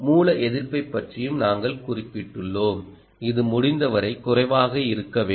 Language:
Tamil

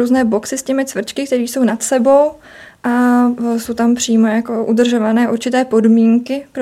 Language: Czech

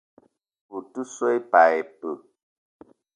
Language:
Eton (Cameroon)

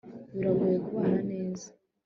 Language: Kinyarwanda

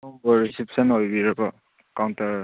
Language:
Manipuri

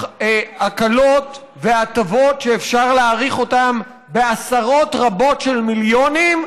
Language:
Hebrew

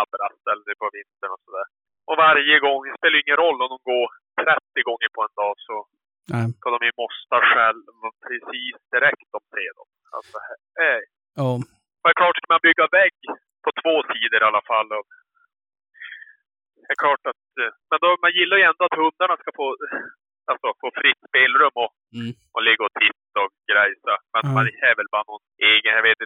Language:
Swedish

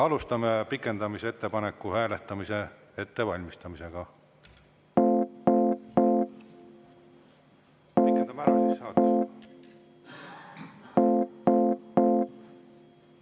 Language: Estonian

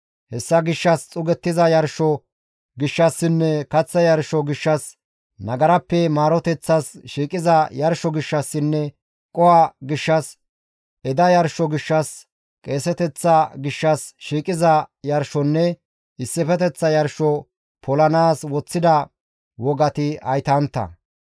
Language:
Gamo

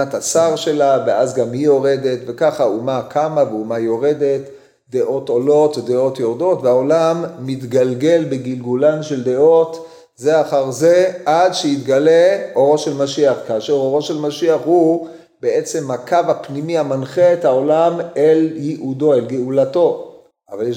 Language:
Hebrew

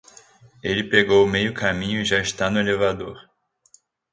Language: Portuguese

